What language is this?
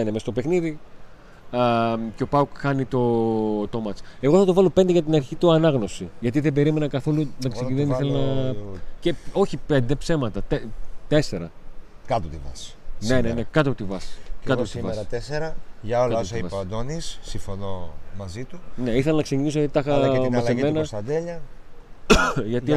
Greek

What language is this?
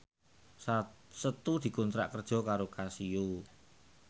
Javanese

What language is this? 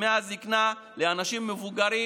Hebrew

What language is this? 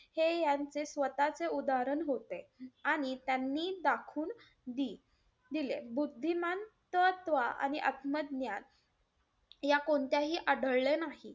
Marathi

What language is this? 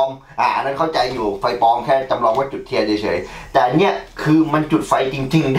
Thai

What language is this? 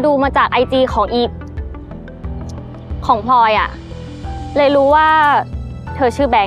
Thai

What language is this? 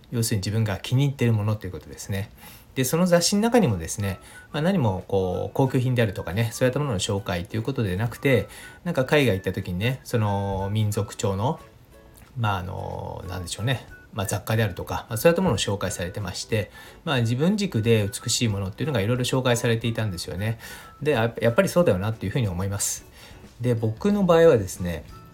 Japanese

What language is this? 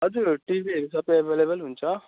Nepali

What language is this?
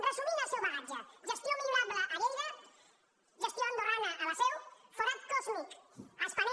Catalan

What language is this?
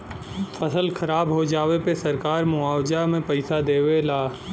Bhojpuri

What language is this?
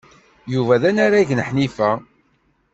Kabyle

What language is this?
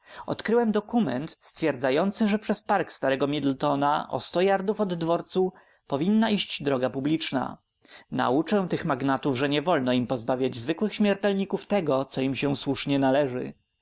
Polish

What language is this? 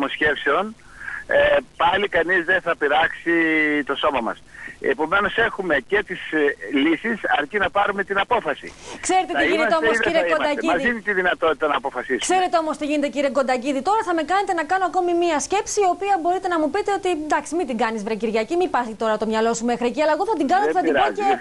Greek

